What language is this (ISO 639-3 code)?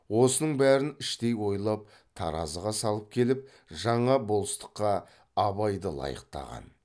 kaz